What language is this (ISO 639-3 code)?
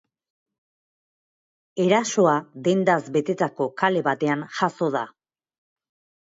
eus